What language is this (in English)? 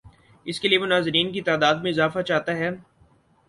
Urdu